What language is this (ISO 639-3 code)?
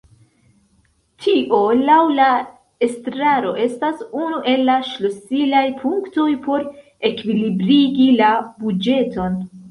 epo